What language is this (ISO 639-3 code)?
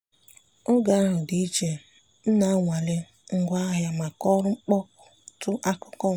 ibo